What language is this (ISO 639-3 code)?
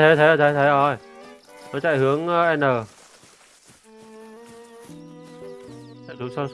vie